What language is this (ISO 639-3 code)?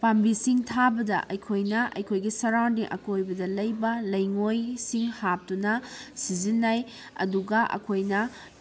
mni